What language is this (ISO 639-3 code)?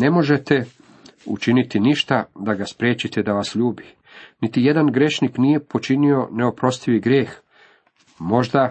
hrv